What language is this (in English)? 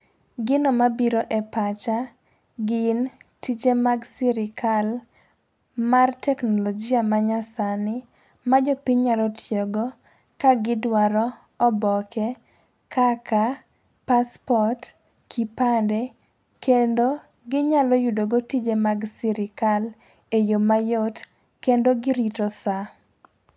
Luo (Kenya and Tanzania)